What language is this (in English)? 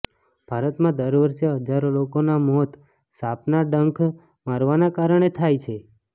Gujarati